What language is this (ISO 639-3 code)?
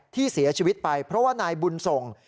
tha